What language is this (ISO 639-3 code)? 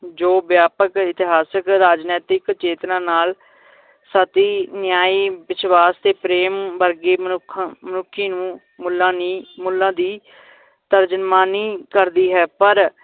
pan